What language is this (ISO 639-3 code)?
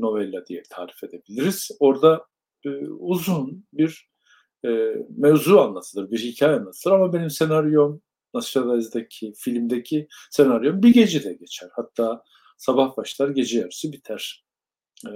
tur